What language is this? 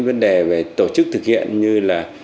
Vietnamese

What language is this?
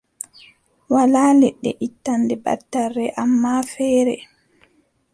Adamawa Fulfulde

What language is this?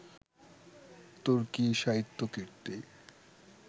Bangla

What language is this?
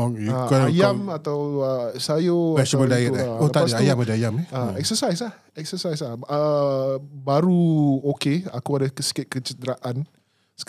Malay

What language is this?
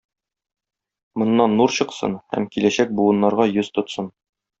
Tatar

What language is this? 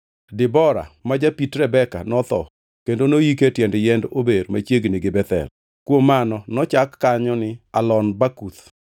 Luo (Kenya and Tanzania)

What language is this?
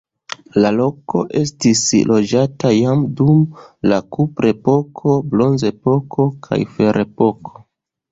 Esperanto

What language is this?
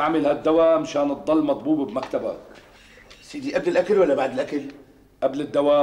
Arabic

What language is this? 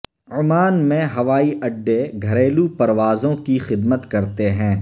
Urdu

